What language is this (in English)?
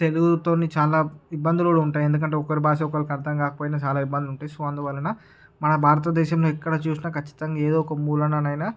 Telugu